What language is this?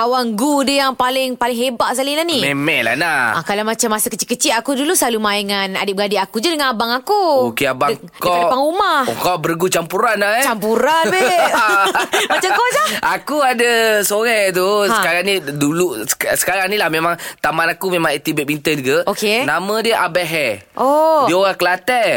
Malay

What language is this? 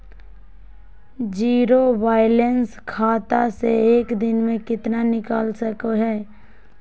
Magahi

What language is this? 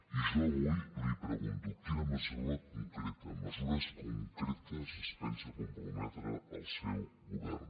Catalan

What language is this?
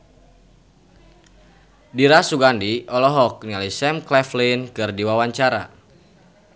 Sundanese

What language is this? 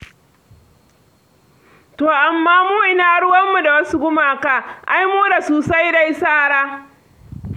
Hausa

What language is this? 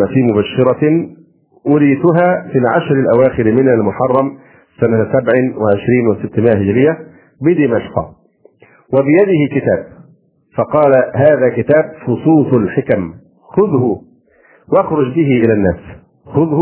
Arabic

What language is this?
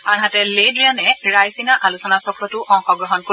Assamese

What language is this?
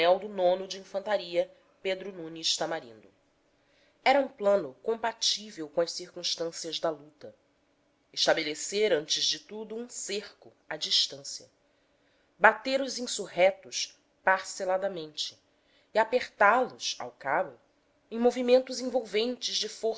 Portuguese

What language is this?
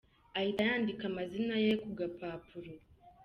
Kinyarwanda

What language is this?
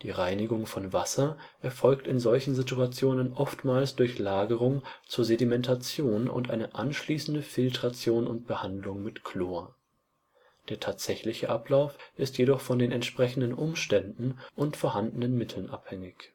German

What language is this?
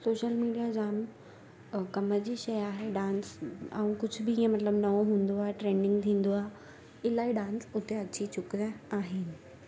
Sindhi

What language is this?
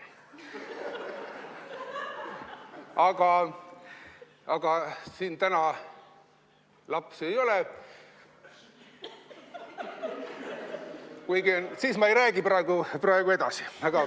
Estonian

